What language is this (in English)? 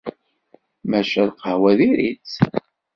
Kabyle